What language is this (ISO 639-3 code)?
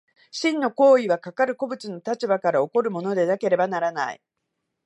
jpn